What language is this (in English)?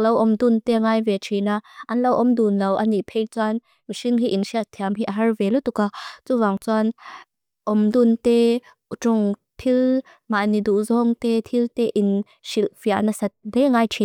Mizo